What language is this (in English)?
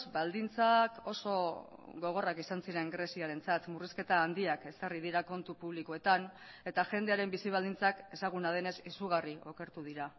Basque